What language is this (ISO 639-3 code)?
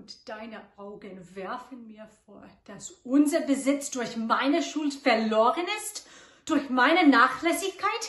deu